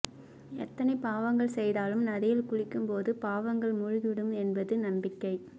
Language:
Tamil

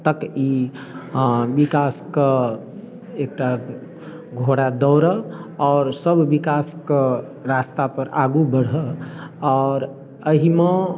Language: Maithili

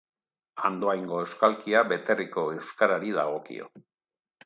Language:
Basque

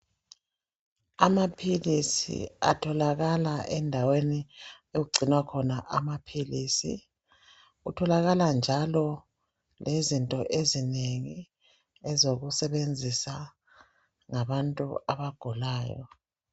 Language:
North Ndebele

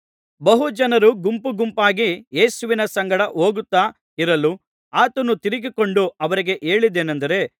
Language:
Kannada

